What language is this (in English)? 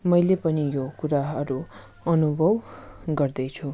Nepali